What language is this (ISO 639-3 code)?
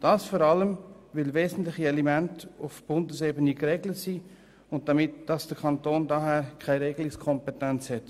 gsw